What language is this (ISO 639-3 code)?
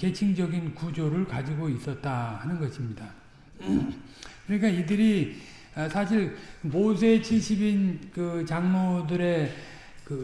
kor